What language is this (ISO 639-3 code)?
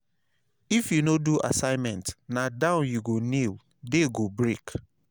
pcm